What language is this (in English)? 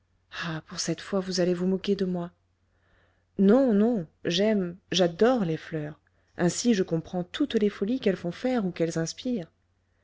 French